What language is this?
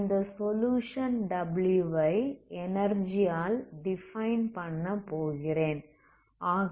Tamil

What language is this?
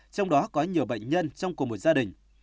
Vietnamese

